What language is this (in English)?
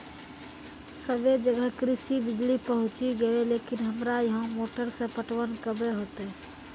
Maithili